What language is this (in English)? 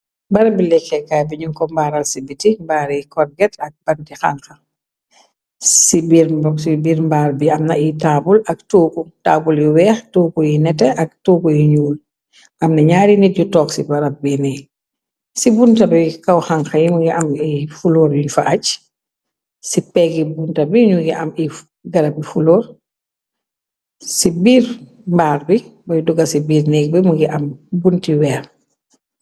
Wolof